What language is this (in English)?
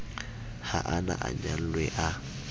Southern Sotho